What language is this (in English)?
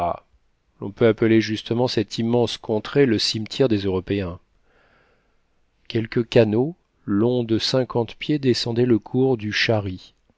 French